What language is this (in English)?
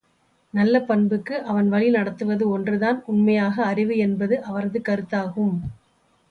Tamil